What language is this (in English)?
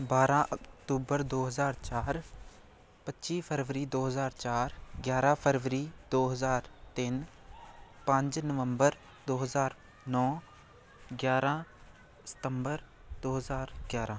Punjabi